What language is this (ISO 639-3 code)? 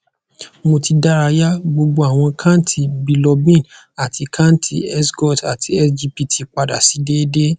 yor